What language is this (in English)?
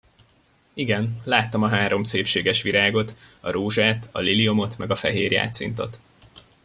Hungarian